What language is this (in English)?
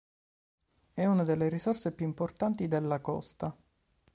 Italian